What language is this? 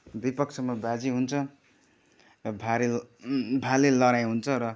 Nepali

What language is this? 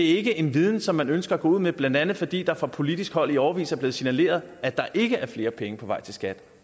Danish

